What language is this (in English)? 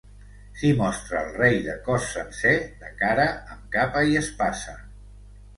Catalan